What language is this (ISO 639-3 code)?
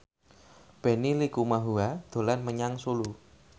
jav